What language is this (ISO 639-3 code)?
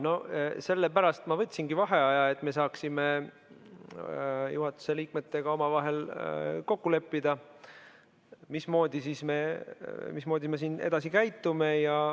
est